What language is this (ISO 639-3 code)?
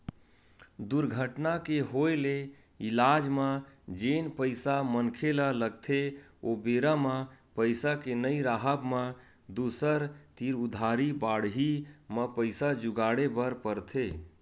hne